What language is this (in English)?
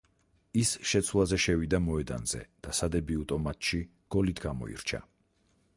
Georgian